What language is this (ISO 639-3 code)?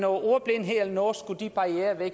dan